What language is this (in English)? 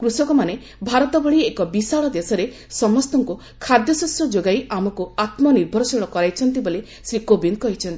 Odia